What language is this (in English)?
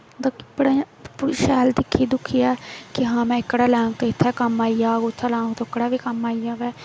Dogri